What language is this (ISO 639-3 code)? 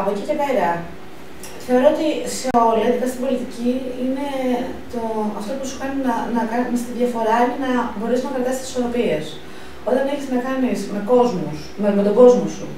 ell